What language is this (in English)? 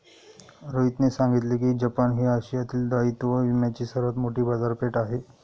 Marathi